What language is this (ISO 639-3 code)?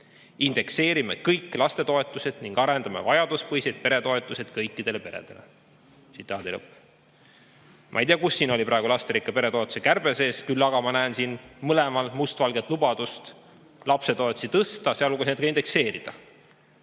est